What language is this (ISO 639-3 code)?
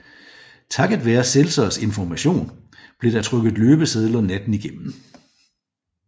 dan